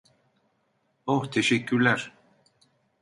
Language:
Turkish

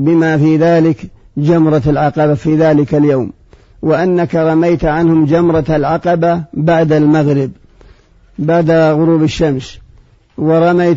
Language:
Arabic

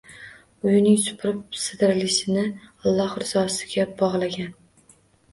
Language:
Uzbek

